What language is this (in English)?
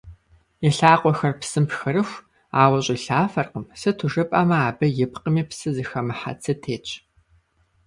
Kabardian